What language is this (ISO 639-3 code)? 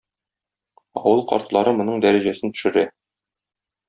tat